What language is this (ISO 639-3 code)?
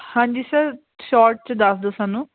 pan